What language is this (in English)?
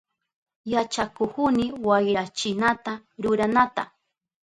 Southern Pastaza Quechua